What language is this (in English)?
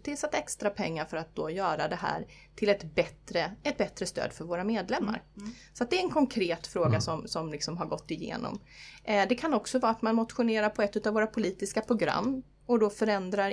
Swedish